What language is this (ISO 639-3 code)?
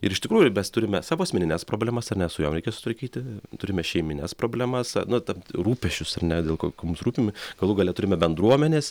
lit